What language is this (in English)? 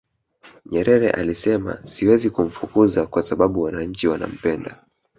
Swahili